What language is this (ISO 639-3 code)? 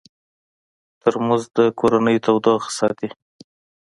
pus